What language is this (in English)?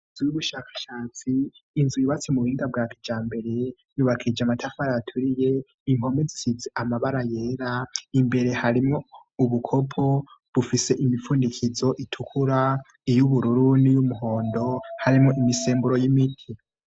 Rundi